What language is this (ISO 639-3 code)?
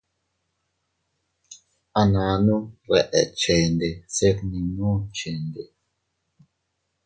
cut